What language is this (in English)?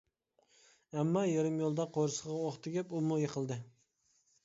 Uyghur